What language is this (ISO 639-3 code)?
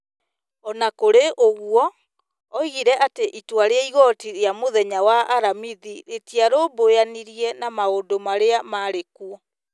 kik